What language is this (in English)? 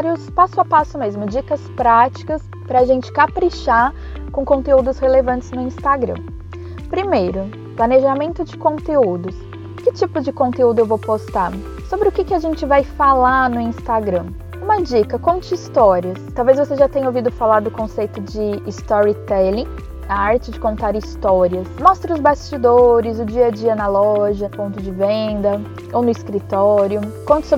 Portuguese